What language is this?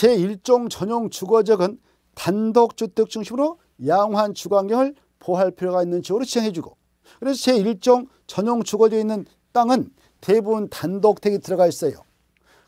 Korean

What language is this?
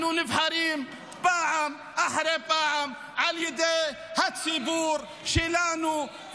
Hebrew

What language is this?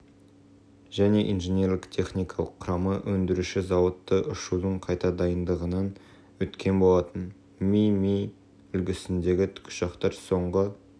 Kazakh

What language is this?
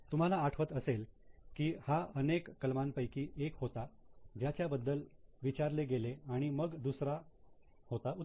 Marathi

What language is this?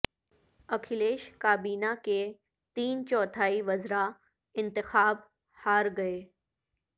Urdu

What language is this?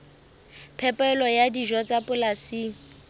Southern Sotho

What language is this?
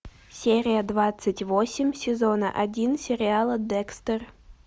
Russian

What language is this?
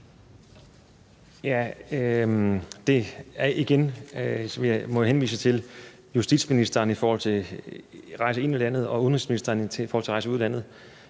Danish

